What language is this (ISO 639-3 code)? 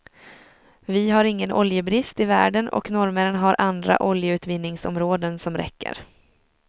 swe